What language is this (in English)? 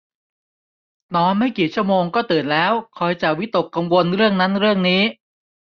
Thai